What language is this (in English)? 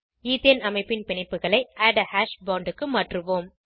Tamil